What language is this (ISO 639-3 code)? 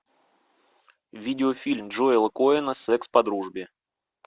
rus